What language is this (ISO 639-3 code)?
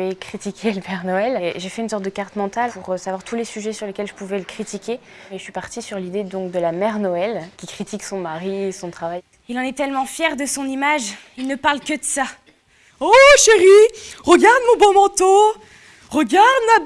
fra